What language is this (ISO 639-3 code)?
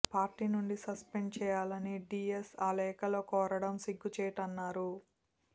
tel